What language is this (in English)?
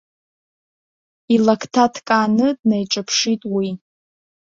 Abkhazian